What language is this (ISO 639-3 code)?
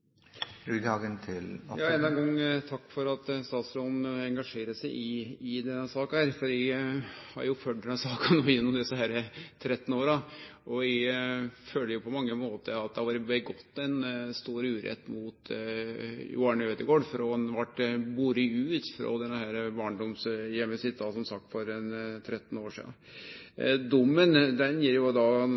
nno